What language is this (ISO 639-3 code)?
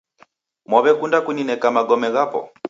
dav